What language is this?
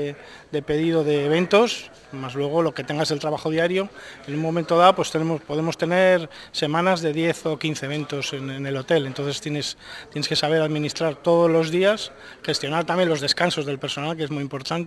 Spanish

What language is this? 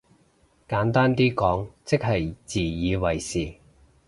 Cantonese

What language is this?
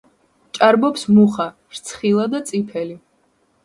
Georgian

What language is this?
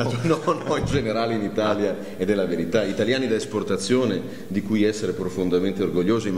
Italian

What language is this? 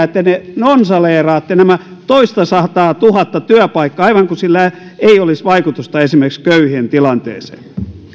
Finnish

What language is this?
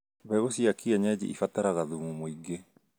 Kikuyu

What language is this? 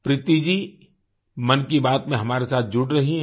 Hindi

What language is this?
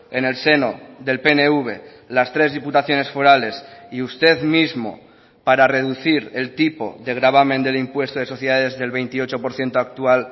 Spanish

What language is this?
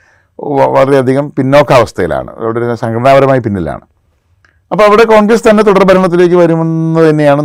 Malayalam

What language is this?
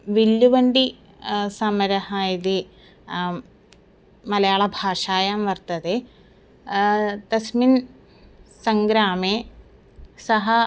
Sanskrit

